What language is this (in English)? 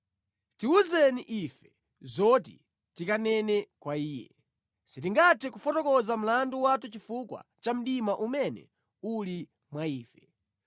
Nyanja